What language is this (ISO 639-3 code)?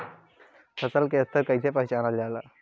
bho